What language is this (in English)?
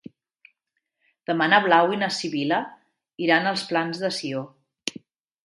Catalan